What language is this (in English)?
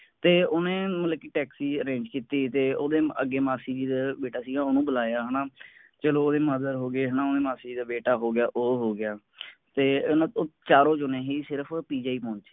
Punjabi